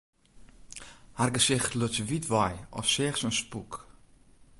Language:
Western Frisian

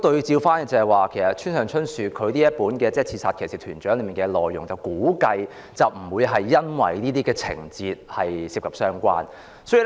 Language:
Cantonese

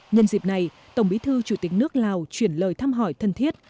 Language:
Vietnamese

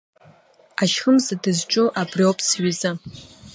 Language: Abkhazian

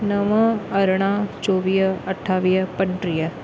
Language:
Sindhi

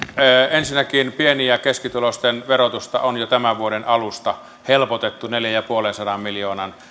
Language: Finnish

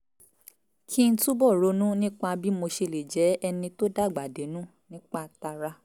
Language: Yoruba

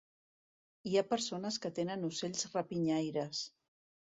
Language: Catalan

